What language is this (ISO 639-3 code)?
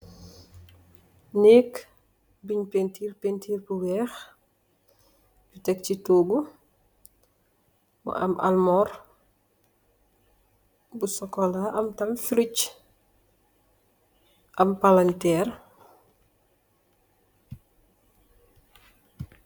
wol